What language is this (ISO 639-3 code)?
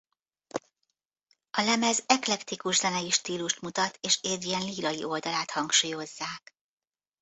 hun